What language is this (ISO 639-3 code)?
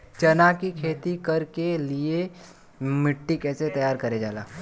bho